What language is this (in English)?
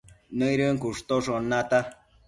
Matsés